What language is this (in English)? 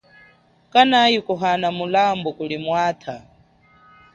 Chokwe